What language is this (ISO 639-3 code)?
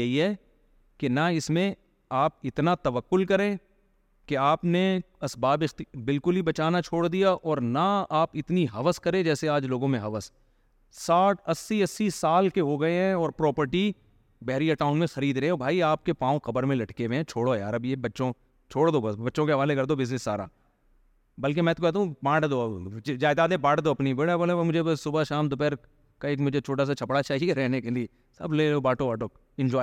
urd